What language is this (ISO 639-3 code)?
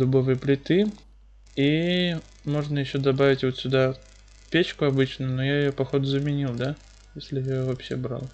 rus